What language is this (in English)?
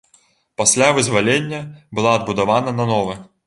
Belarusian